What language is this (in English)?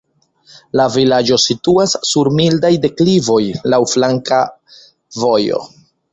Esperanto